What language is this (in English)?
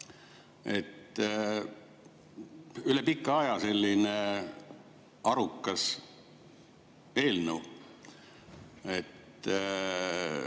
Estonian